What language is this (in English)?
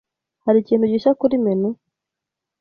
Kinyarwanda